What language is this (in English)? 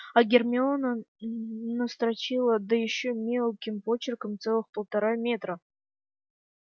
Russian